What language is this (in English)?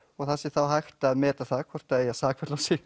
Icelandic